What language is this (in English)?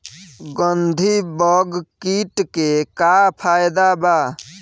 Bhojpuri